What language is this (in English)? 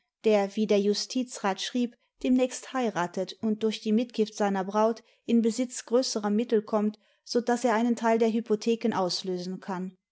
German